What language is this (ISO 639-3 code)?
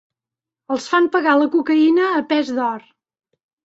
cat